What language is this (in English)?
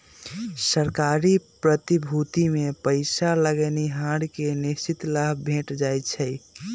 Magahi